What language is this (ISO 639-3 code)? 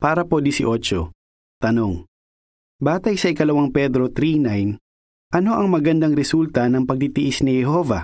fil